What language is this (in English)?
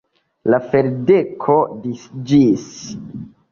Esperanto